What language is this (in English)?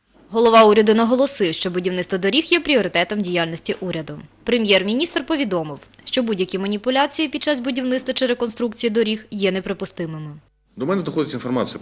Ukrainian